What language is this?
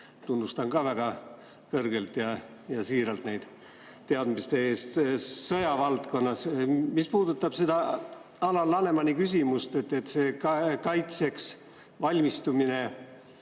Estonian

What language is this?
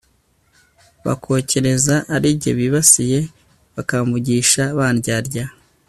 Kinyarwanda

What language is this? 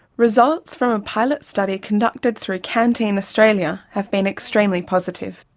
English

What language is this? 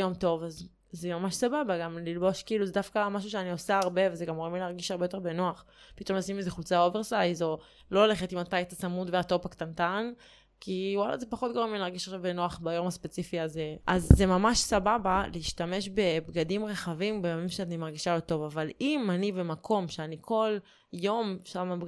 Hebrew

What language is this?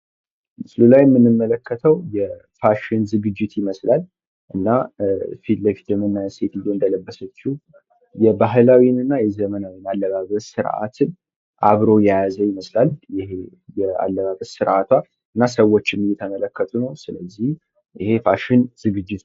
Amharic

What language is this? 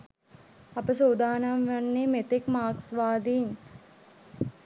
Sinhala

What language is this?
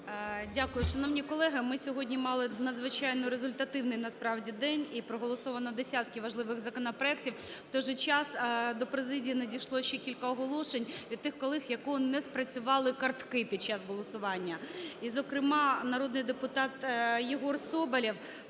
Ukrainian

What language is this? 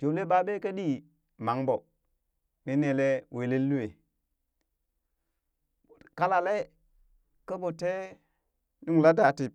Burak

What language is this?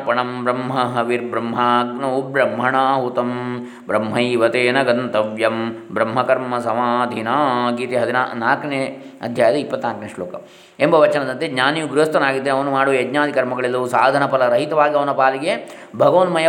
Kannada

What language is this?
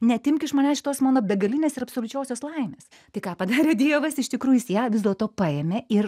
Lithuanian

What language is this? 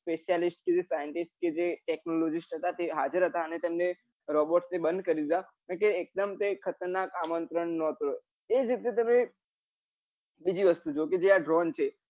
Gujarati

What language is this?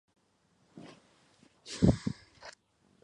Chinese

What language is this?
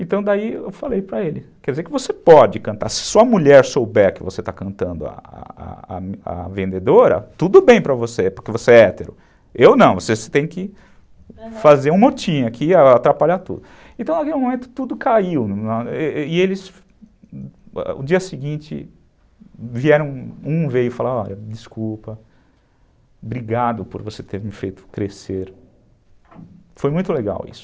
Portuguese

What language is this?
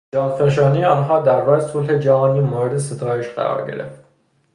Persian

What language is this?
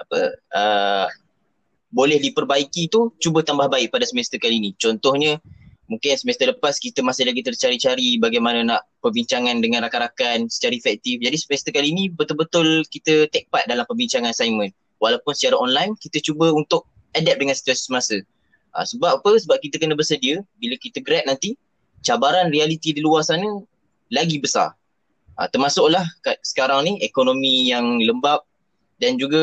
Malay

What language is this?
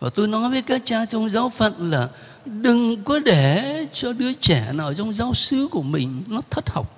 Vietnamese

